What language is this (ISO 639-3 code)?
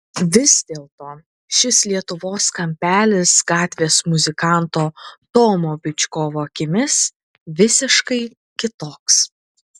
lit